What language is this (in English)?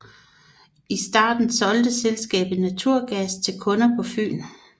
Danish